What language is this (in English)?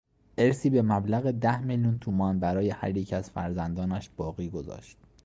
Persian